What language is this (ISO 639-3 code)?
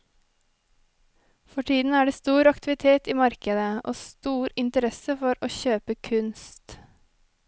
nor